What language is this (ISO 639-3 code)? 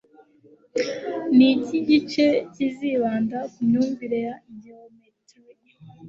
kin